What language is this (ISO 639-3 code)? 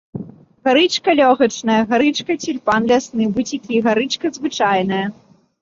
bel